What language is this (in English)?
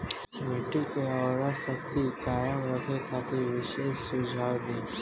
Bhojpuri